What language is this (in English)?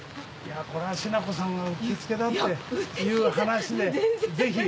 Japanese